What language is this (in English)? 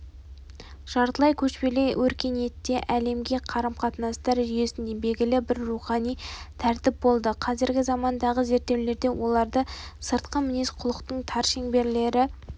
Kazakh